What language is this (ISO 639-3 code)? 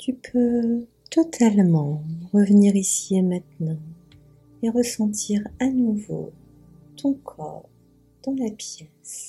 fra